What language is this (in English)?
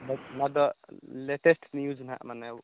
Santali